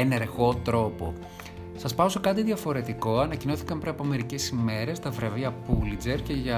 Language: Greek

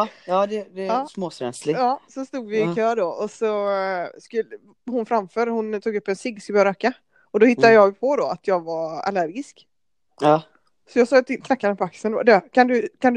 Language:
Swedish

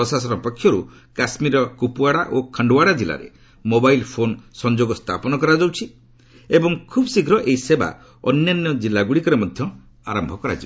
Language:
Odia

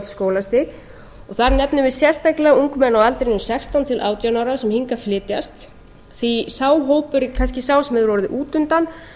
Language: Icelandic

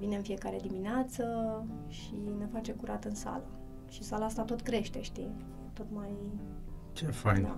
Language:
Romanian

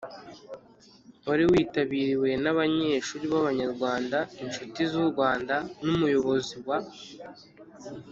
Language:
Kinyarwanda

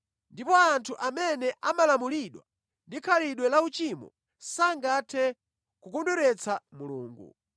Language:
Nyanja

